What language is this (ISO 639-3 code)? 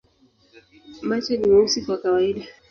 swa